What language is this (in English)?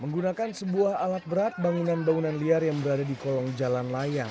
Indonesian